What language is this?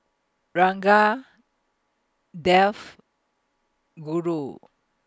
English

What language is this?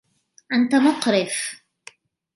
Arabic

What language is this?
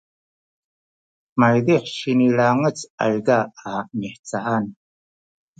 Sakizaya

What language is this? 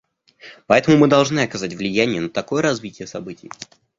Russian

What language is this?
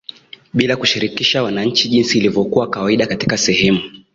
Swahili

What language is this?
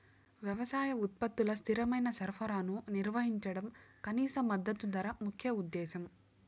Telugu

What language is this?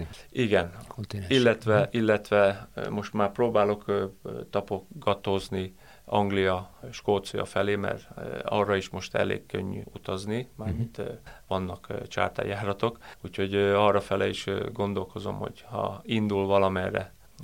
Hungarian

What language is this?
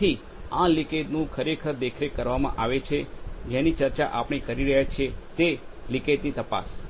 Gujarati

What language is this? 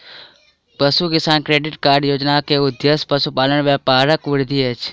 Maithili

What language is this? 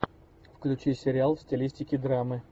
Russian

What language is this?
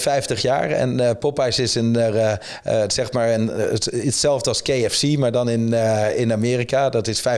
Dutch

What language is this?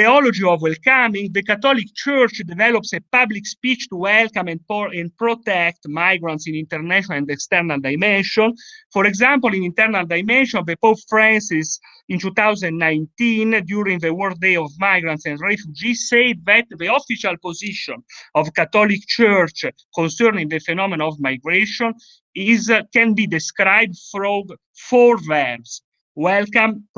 English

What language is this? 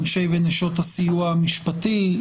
Hebrew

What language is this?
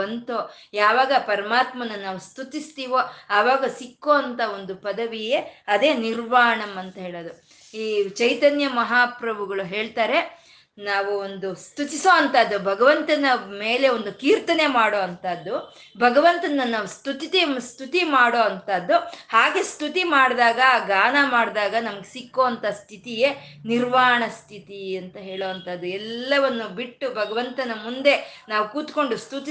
Kannada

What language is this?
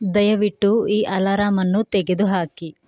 Kannada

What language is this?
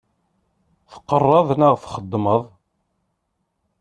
Kabyle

